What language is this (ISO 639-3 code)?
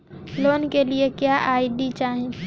bho